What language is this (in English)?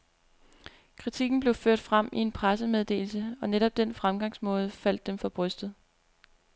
Danish